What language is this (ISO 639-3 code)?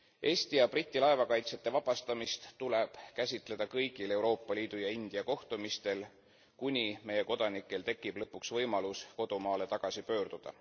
est